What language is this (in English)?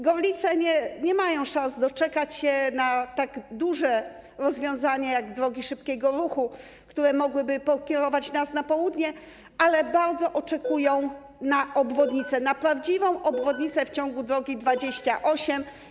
Polish